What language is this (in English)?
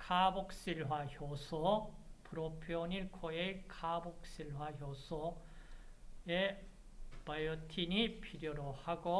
Korean